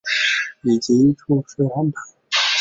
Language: Chinese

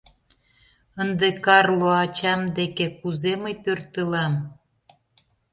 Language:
Mari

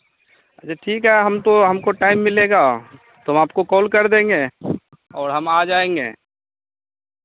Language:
Hindi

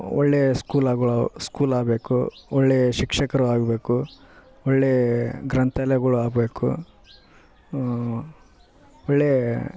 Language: Kannada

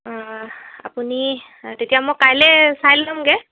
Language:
Assamese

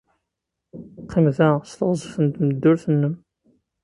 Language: Kabyle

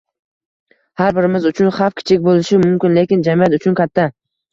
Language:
Uzbek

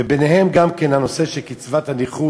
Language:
Hebrew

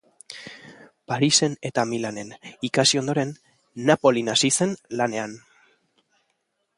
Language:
Basque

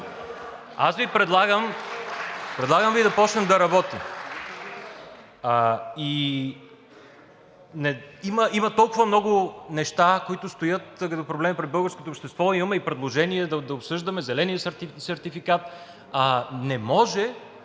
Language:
Bulgarian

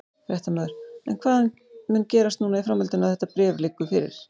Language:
Icelandic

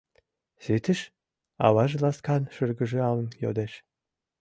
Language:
Mari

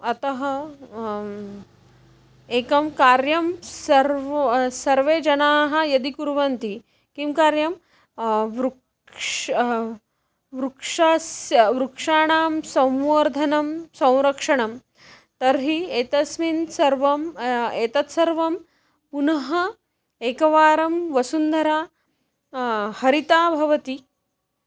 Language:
Sanskrit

